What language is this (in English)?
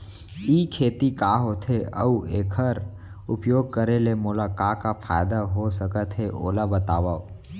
Chhattisgarhi